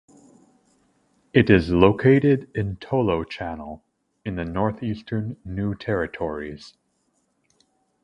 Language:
English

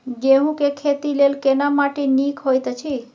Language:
Maithili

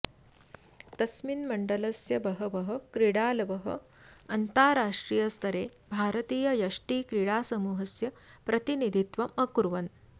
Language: Sanskrit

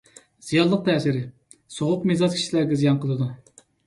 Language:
Uyghur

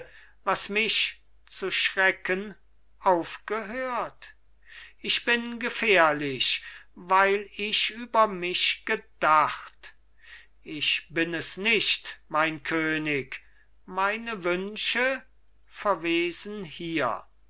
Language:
German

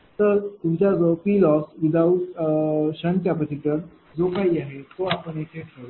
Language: Marathi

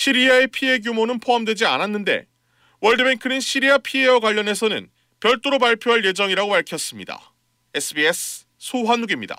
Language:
Korean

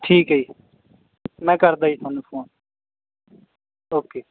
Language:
Punjabi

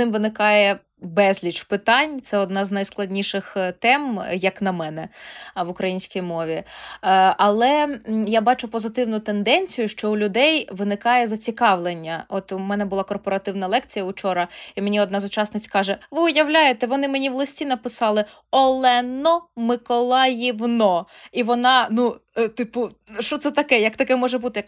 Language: Ukrainian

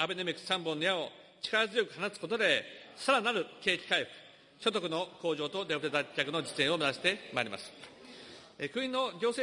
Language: Japanese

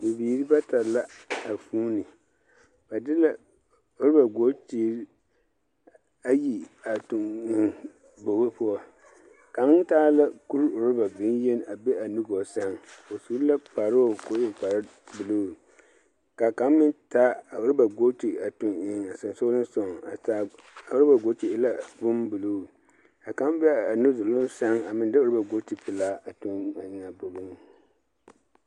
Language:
Southern Dagaare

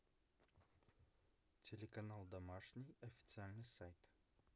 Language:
Russian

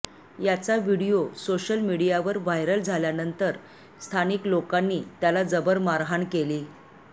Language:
Marathi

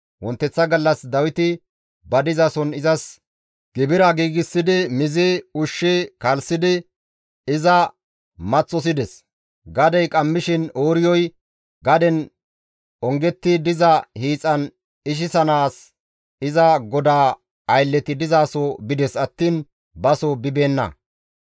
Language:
Gamo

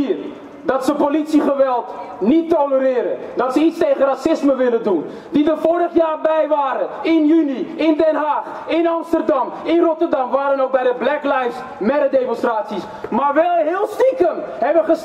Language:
Dutch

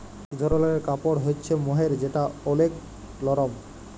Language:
Bangla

